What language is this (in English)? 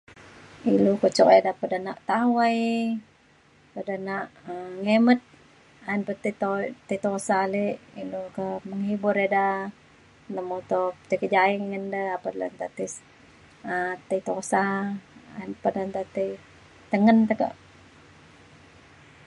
Mainstream Kenyah